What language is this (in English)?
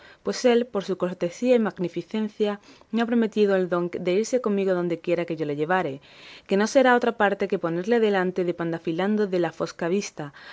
Spanish